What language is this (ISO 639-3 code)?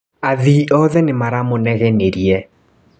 kik